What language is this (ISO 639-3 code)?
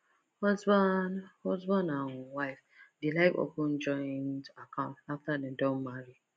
pcm